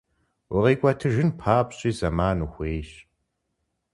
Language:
Kabardian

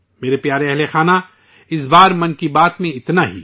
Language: Urdu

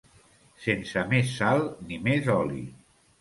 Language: Catalan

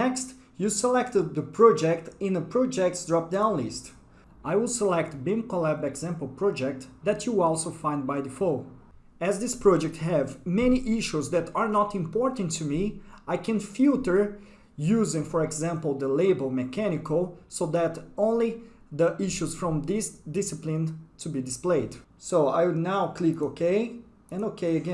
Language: English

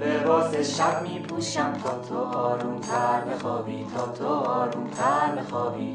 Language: Persian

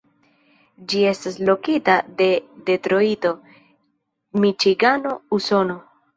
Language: Esperanto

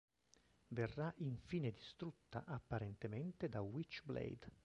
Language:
Italian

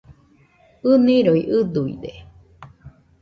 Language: Nüpode Huitoto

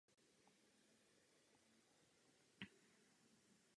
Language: Czech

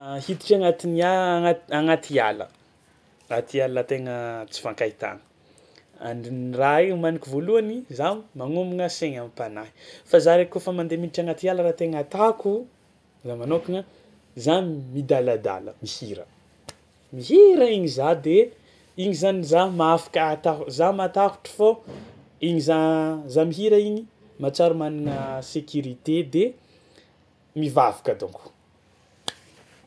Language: Tsimihety Malagasy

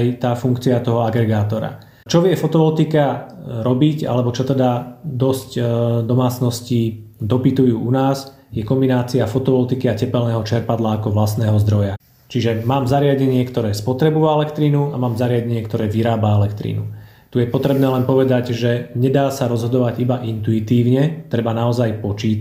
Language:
Slovak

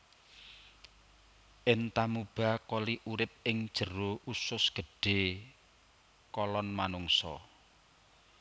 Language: Javanese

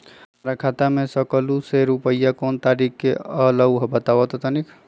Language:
Magahi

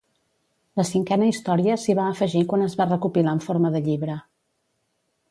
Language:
Catalan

